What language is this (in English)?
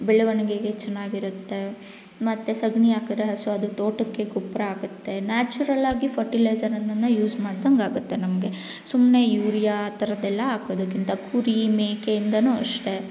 Kannada